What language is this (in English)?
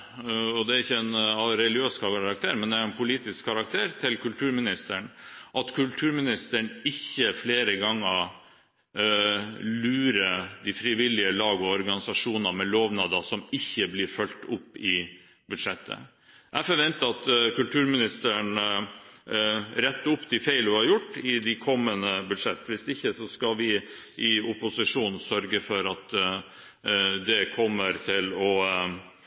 Norwegian Bokmål